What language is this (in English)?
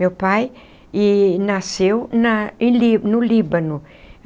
Portuguese